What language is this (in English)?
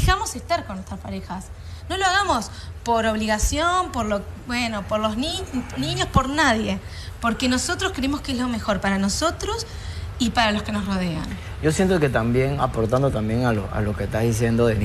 Spanish